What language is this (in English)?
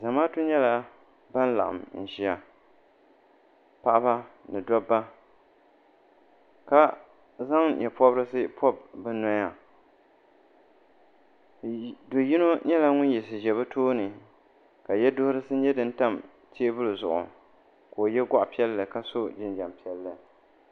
Dagbani